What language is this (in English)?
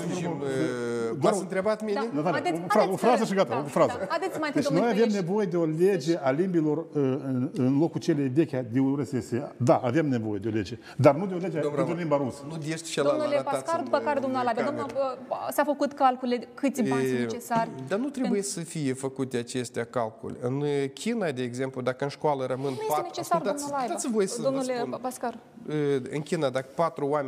Romanian